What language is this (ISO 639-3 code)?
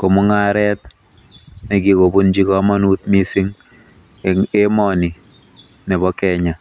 kln